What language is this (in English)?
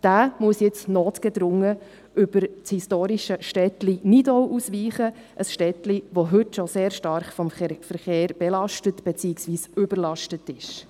Swiss German